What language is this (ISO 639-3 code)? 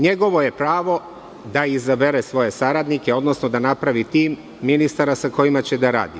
srp